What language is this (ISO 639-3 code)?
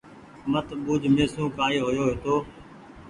gig